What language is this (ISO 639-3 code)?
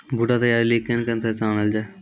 mai